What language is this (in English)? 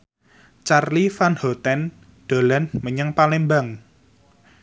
Javanese